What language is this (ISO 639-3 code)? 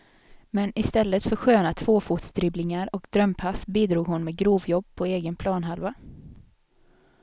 swe